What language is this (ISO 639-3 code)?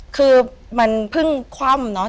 tha